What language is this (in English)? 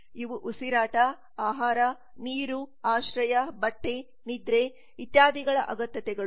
Kannada